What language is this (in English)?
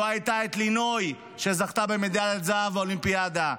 Hebrew